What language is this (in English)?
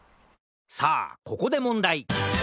Japanese